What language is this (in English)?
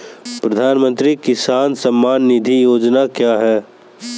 Hindi